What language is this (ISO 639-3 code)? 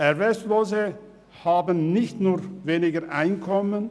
gsw